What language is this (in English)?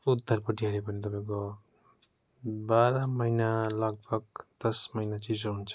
Nepali